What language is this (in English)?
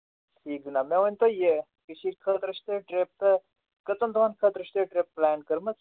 Kashmiri